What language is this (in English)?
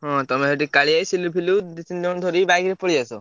Odia